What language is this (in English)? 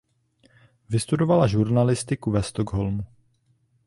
Czech